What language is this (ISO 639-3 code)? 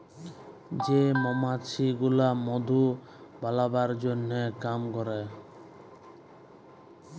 ben